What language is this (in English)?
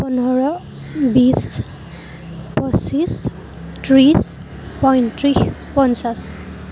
Assamese